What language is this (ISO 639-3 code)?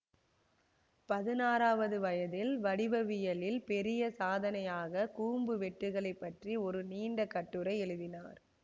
tam